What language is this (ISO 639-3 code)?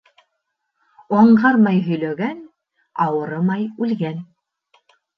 bak